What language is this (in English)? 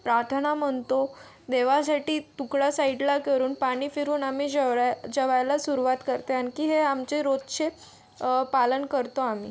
Marathi